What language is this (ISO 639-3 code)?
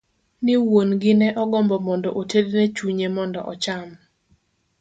luo